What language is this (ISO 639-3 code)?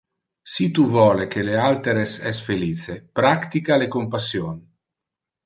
ina